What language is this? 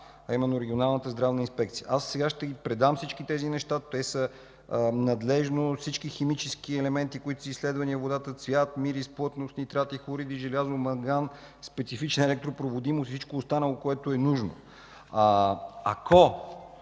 Bulgarian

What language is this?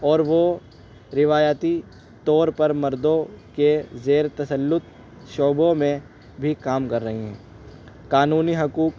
Urdu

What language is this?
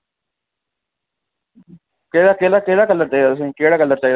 Dogri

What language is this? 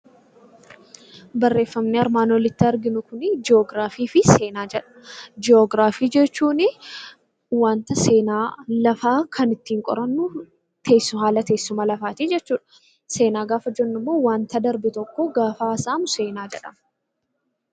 Oromo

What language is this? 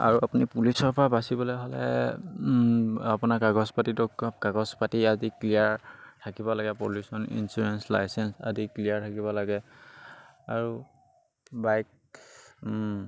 Assamese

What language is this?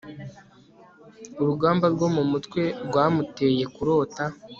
Kinyarwanda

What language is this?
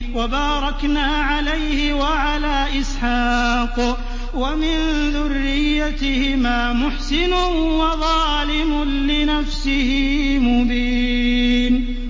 Arabic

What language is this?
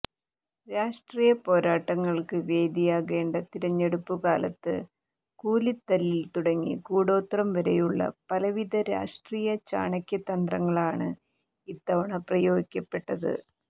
Malayalam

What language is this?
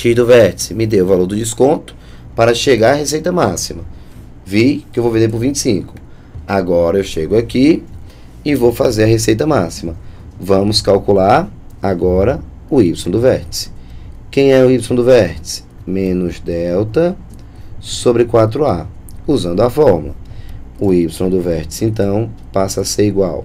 Portuguese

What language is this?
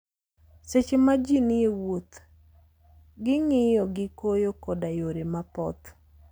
Luo (Kenya and Tanzania)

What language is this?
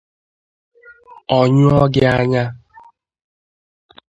Igbo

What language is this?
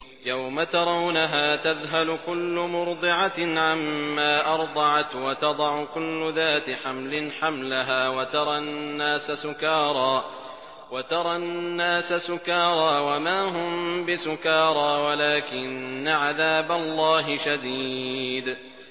Arabic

